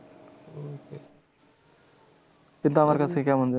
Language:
Bangla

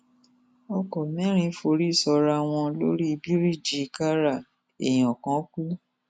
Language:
Yoruba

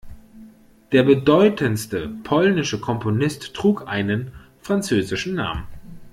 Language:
German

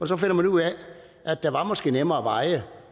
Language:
Danish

